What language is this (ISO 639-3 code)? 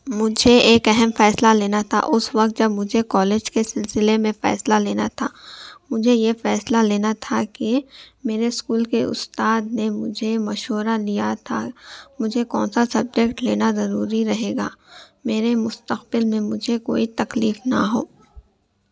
urd